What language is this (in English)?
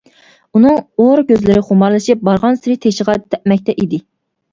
Uyghur